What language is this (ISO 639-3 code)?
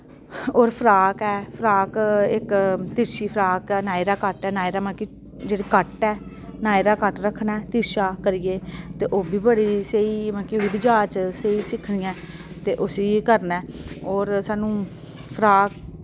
doi